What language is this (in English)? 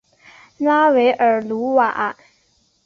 Chinese